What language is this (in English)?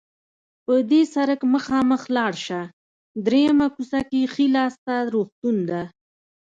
Pashto